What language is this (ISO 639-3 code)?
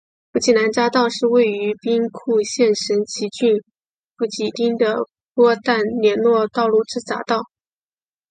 zho